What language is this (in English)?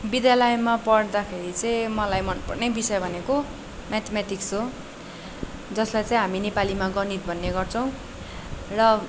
Nepali